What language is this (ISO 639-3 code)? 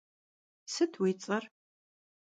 kbd